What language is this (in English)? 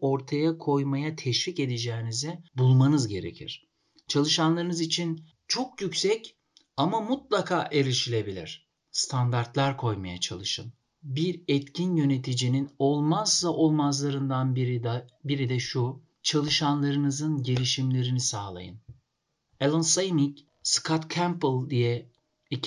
Turkish